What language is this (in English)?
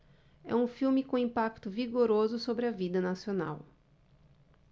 Portuguese